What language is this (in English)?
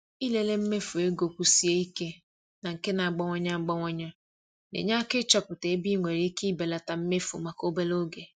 Igbo